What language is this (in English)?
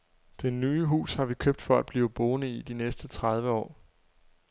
Danish